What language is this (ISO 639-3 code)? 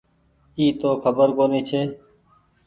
gig